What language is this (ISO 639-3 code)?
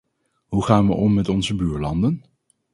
nld